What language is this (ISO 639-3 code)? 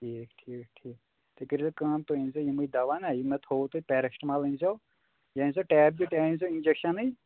kas